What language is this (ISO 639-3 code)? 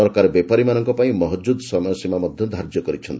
ori